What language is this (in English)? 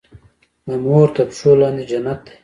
Pashto